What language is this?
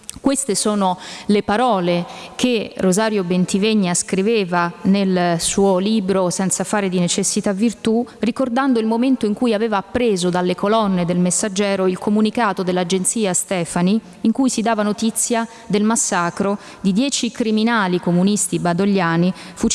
Italian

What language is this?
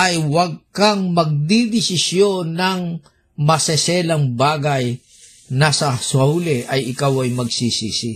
Filipino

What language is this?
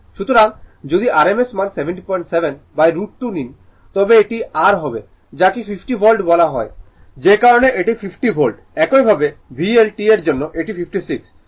Bangla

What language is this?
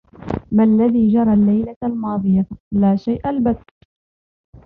Arabic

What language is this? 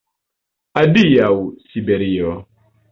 Esperanto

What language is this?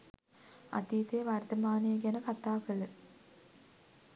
Sinhala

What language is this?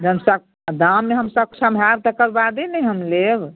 Maithili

